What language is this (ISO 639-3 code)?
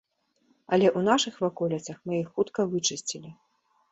bel